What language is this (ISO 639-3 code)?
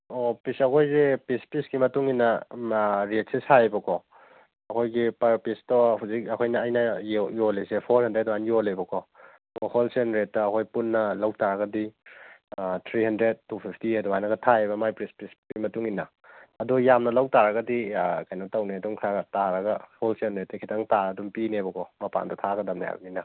mni